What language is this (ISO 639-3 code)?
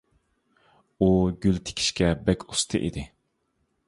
uig